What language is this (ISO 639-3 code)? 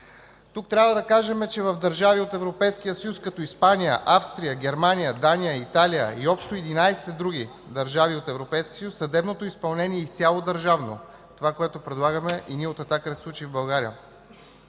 bul